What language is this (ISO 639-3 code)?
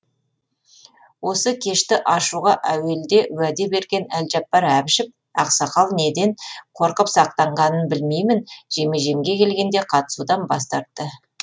kaz